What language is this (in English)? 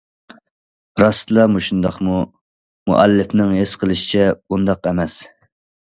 Uyghur